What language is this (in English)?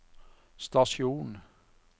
Norwegian